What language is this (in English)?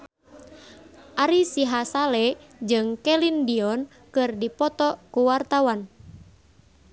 Sundanese